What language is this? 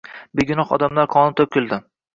Uzbek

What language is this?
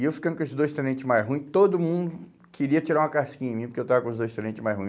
Portuguese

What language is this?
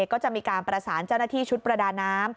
Thai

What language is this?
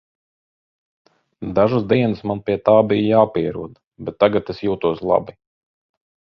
Latvian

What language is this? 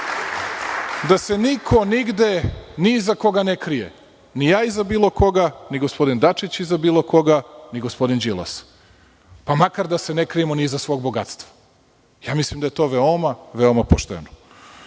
Serbian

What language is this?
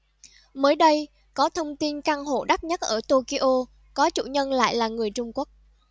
Vietnamese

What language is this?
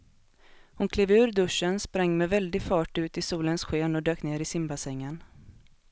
Swedish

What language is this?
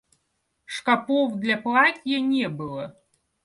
Russian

